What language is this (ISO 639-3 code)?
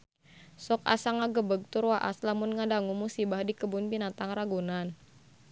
sun